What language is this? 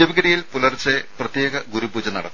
Malayalam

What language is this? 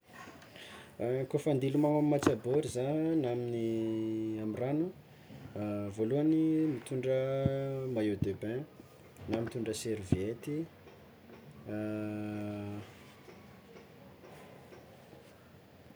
Tsimihety Malagasy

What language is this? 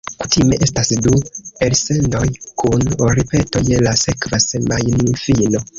Esperanto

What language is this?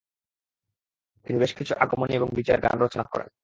Bangla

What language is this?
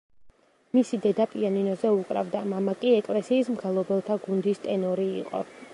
Georgian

